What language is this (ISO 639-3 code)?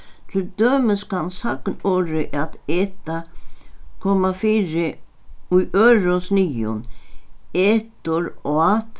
fao